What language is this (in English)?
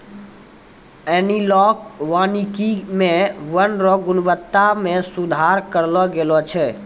Maithili